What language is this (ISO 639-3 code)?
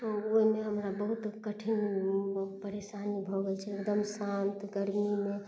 mai